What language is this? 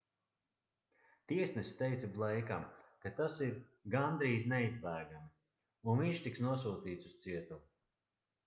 Latvian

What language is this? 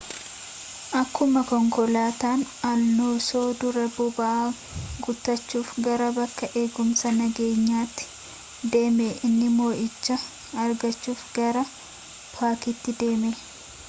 Oromo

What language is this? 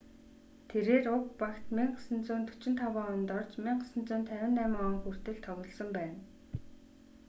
Mongolian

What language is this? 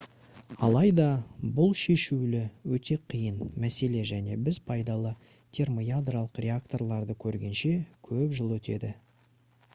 Kazakh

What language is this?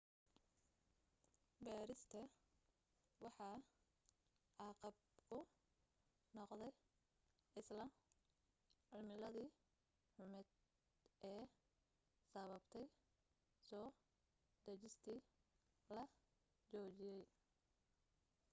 Somali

